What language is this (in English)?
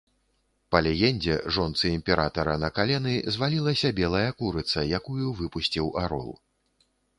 Belarusian